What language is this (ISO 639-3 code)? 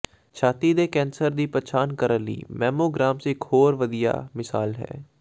pan